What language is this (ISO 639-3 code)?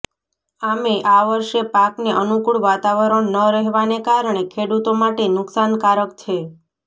guj